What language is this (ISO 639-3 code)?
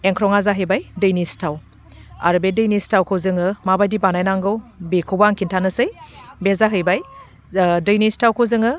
brx